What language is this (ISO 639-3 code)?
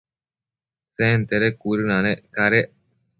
mcf